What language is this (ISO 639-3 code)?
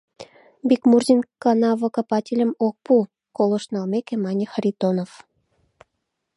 chm